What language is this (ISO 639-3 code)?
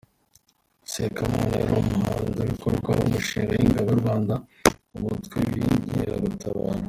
kin